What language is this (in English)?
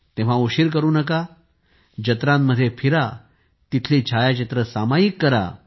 Marathi